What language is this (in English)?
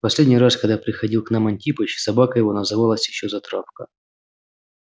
Russian